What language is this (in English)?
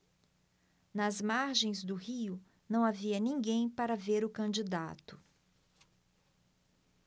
Portuguese